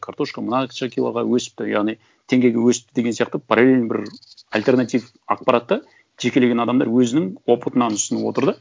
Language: Kazakh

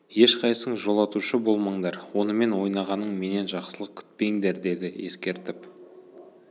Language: Kazakh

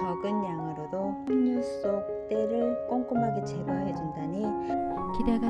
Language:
Korean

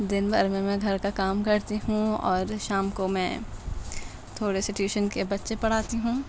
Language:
Urdu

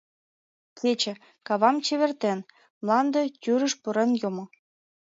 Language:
Mari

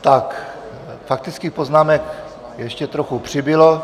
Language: Czech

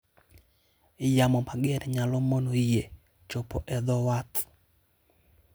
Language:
Luo (Kenya and Tanzania)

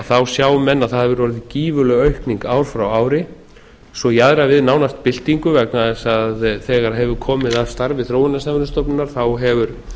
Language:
Icelandic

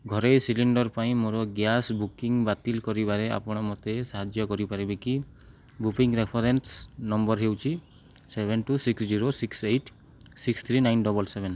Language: Odia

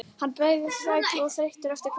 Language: Icelandic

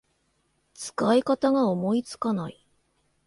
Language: Japanese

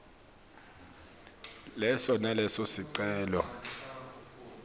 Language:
Swati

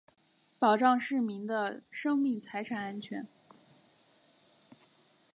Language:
Chinese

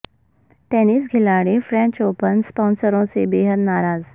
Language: Urdu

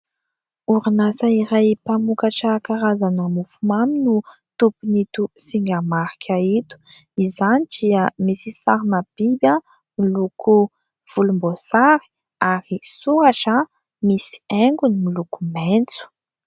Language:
Malagasy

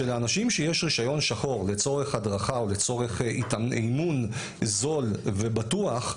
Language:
Hebrew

